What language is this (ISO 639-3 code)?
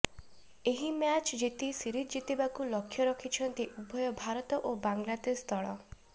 ori